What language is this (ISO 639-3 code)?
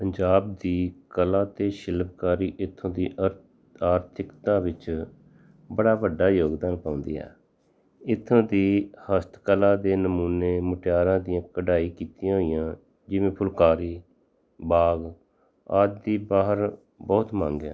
pan